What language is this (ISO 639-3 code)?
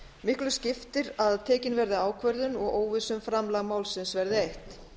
isl